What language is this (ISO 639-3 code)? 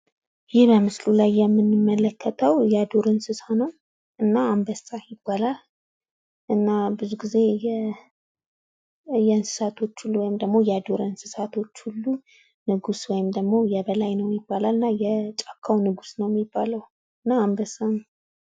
amh